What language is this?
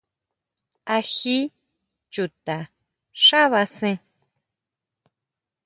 Huautla Mazatec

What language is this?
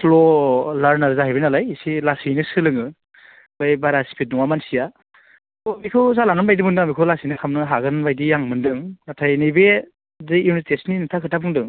Bodo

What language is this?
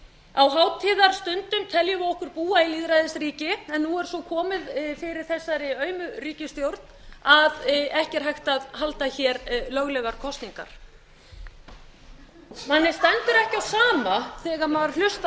Icelandic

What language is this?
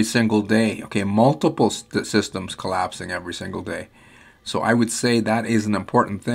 English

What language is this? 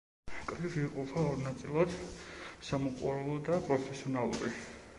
Georgian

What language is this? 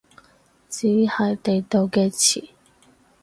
Cantonese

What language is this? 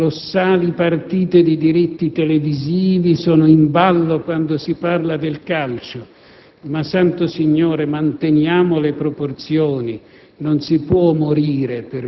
Italian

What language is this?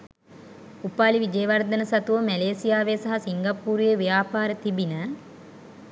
Sinhala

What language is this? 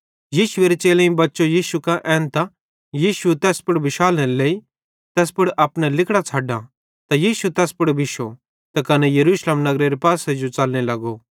Bhadrawahi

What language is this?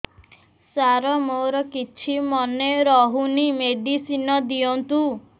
Odia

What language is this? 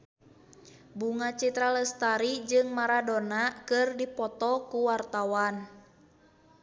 Sundanese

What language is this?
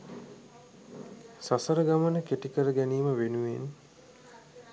Sinhala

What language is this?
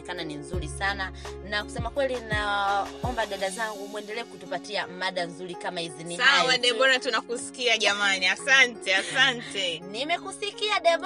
Swahili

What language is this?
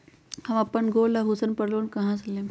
Magahi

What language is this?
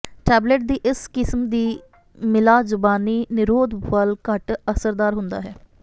Punjabi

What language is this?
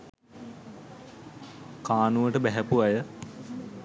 Sinhala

